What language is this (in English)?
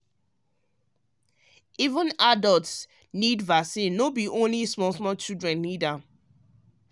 Nigerian Pidgin